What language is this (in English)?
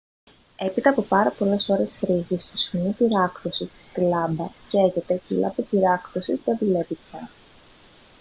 Greek